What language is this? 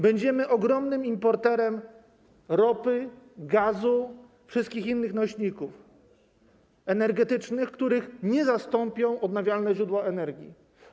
Polish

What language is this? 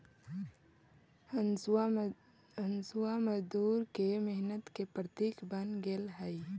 Magahi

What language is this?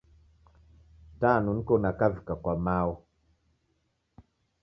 Taita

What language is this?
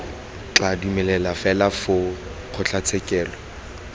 Tswana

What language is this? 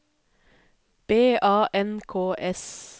Norwegian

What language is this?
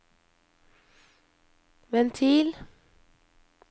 Norwegian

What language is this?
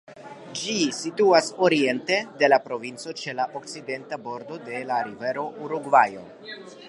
Esperanto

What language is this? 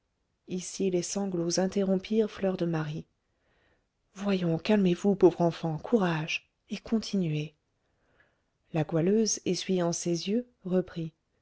French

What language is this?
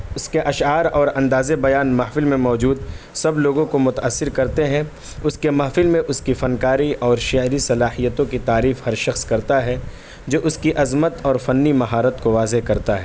Urdu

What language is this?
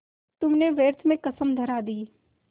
Hindi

